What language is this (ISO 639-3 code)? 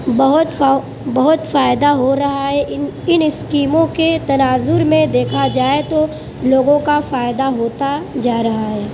urd